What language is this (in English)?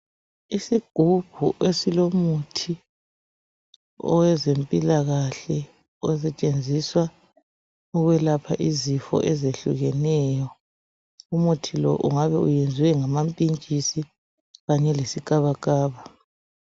North Ndebele